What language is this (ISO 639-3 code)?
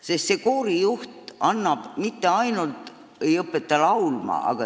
est